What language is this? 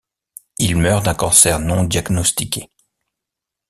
French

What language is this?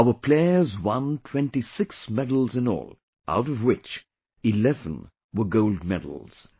English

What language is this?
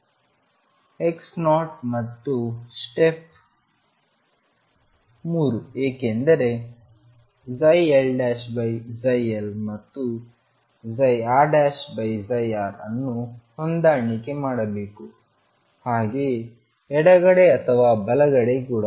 Kannada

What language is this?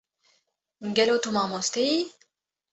Kurdish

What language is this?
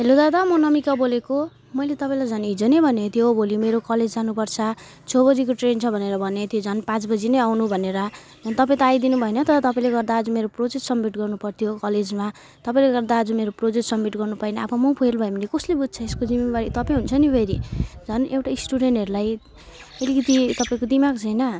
Nepali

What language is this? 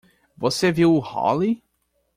Portuguese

